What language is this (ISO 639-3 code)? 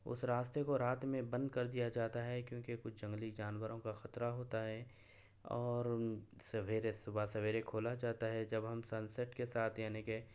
urd